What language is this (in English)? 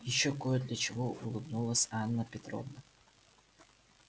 Russian